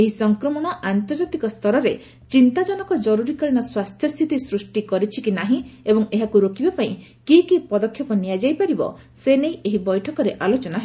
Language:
Odia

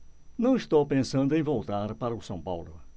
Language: Portuguese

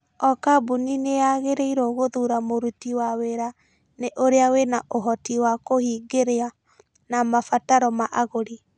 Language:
Kikuyu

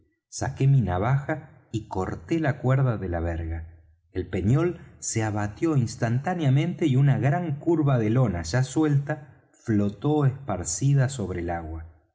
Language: Spanish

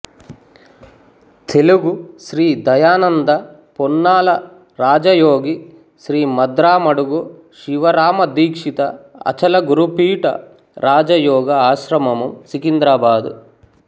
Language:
Telugu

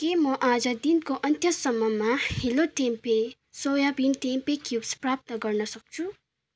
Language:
Nepali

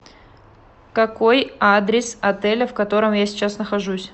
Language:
Russian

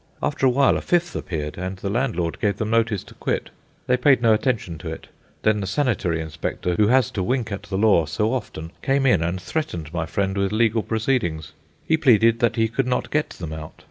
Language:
English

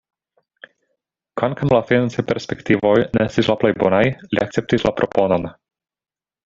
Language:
Esperanto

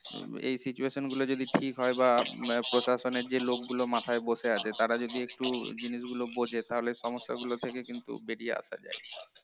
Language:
Bangla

